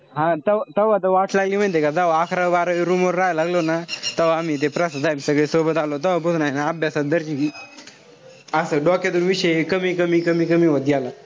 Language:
Marathi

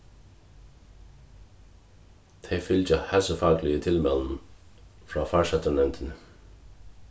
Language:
Faroese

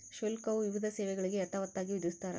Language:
Kannada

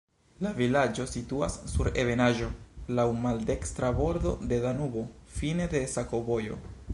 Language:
Esperanto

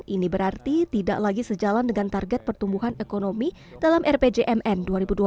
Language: Indonesian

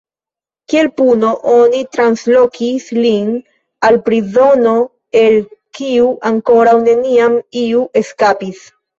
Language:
Esperanto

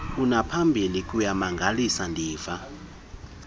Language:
Xhosa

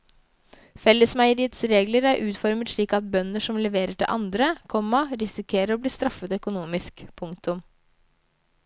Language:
Norwegian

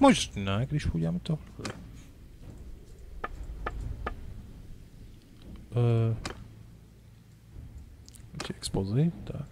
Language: Czech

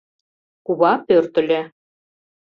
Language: Mari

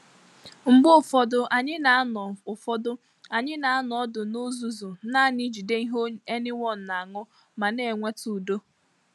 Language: Igbo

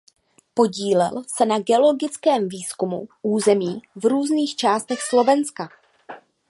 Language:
Czech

